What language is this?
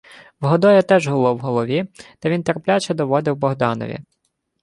Ukrainian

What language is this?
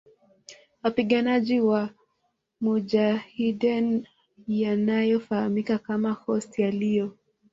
Swahili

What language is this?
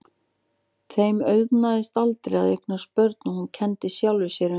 Icelandic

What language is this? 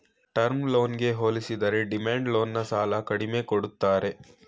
Kannada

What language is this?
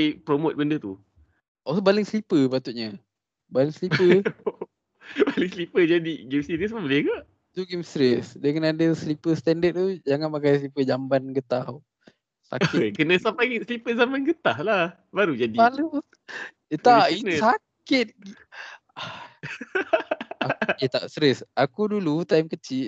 Malay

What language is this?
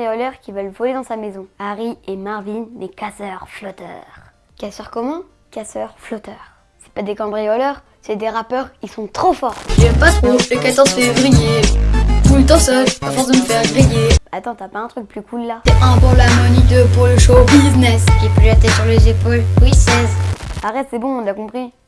French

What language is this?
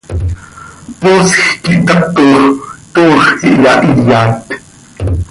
Seri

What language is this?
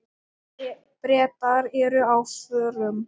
Icelandic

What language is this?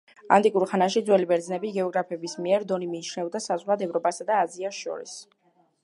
Georgian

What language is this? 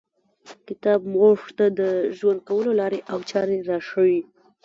Pashto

